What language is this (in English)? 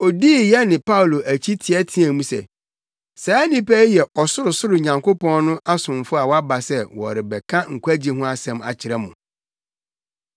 Akan